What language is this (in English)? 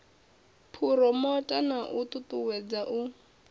Venda